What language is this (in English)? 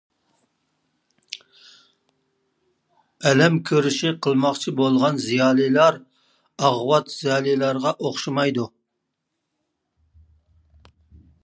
Uyghur